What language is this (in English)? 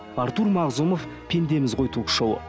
Kazakh